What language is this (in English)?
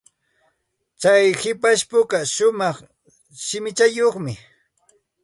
Santa Ana de Tusi Pasco Quechua